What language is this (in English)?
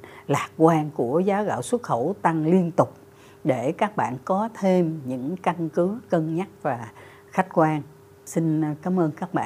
Vietnamese